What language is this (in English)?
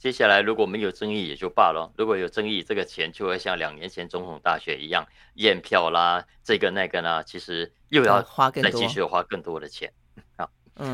Chinese